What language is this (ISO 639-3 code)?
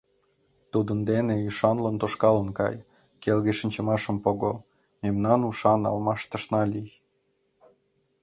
chm